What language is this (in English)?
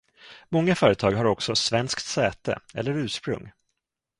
Swedish